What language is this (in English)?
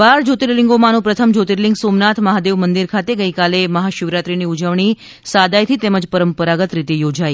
Gujarati